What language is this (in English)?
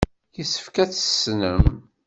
Kabyle